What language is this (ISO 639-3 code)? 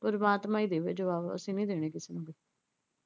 pan